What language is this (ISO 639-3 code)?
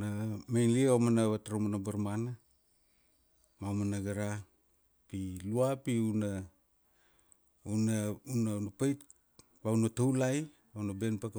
ksd